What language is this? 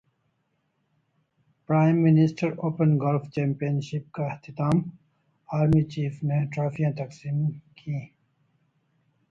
Urdu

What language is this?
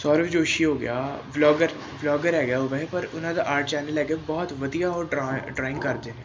Punjabi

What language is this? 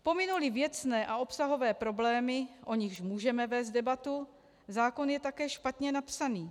Czech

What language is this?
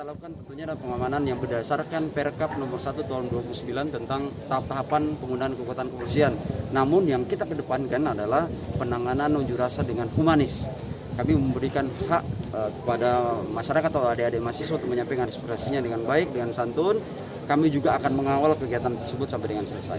Indonesian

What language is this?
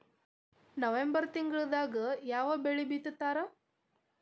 Kannada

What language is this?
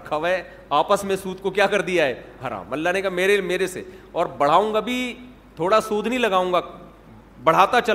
Urdu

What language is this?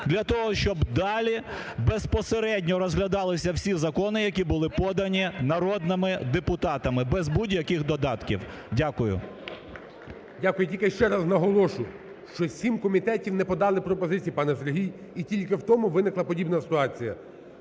Ukrainian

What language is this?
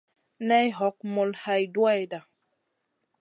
Masana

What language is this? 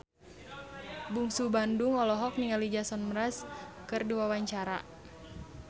Sundanese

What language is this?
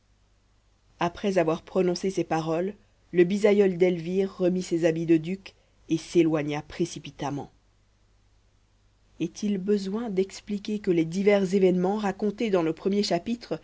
French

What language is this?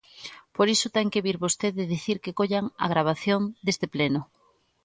Galician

